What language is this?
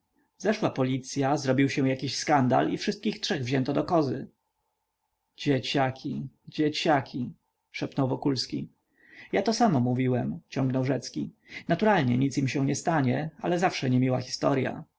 Polish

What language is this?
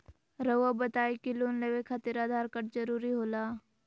Magahi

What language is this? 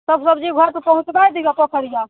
Maithili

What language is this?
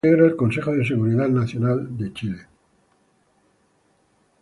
Spanish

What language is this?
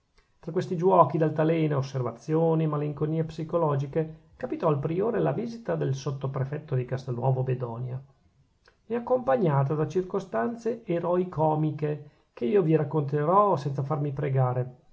Italian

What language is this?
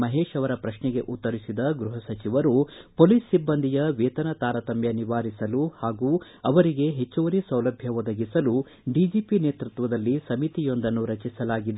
Kannada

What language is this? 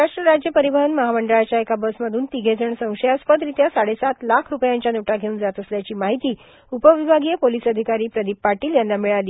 Marathi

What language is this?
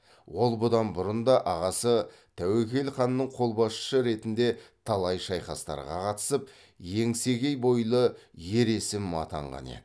Kazakh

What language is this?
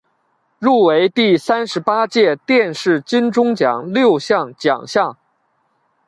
Chinese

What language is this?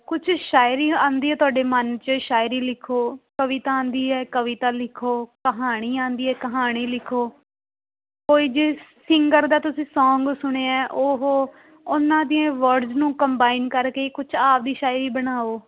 Punjabi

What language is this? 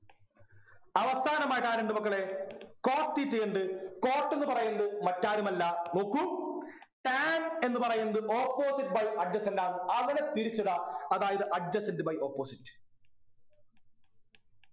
Malayalam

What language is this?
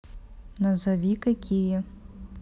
Russian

